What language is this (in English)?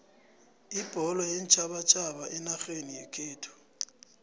South Ndebele